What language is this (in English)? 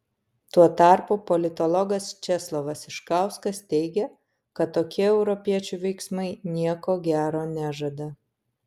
Lithuanian